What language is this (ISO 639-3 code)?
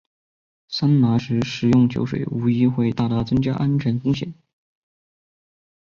zho